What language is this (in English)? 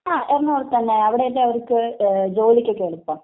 Malayalam